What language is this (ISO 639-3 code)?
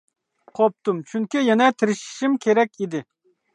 uig